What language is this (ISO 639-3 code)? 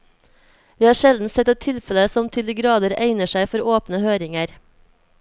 nor